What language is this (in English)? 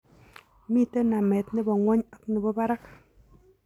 Kalenjin